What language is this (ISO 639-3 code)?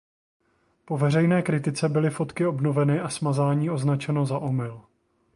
ces